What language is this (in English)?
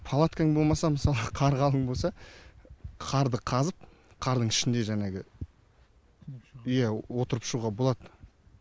Kazakh